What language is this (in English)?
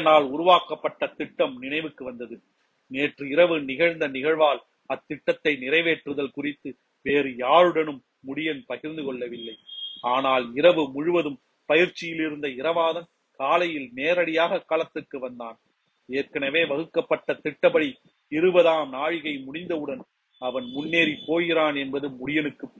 Tamil